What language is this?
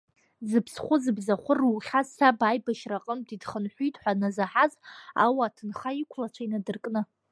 Abkhazian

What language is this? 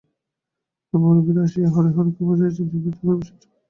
Bangla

